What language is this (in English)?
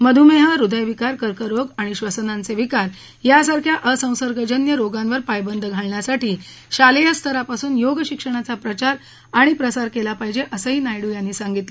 Marathi